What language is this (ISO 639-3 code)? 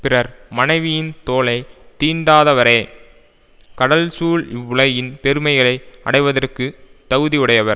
tam